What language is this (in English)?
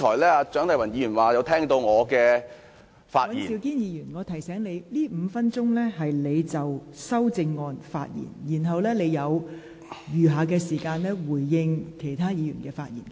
Cantonese